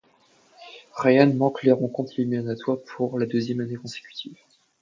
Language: French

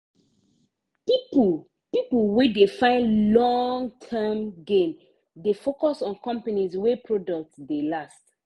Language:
Nigerian Pidgin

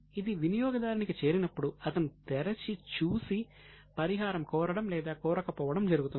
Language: Telugu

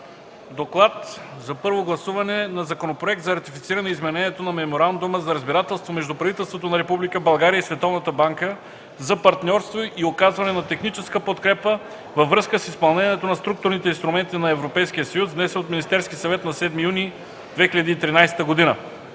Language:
Bulgarian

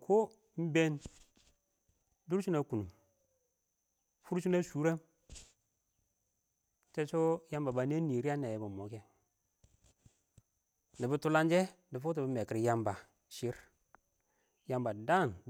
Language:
Awak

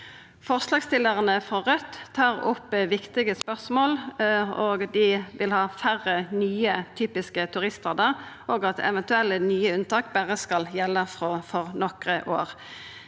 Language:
Norwegian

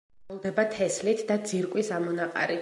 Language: Georgian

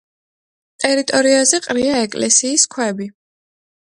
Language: Georgian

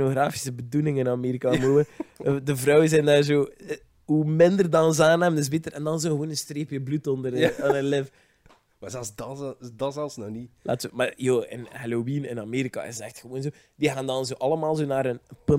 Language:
Dutch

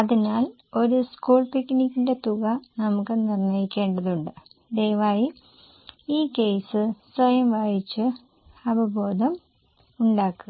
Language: Malayalam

